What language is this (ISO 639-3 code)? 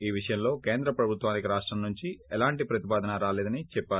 tel